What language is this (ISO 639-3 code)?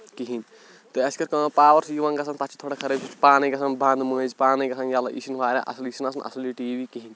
kas